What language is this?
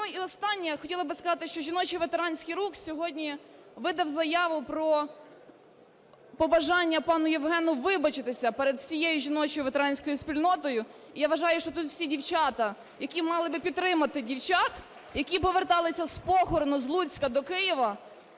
Ukrainian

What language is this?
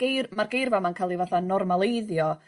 Welsh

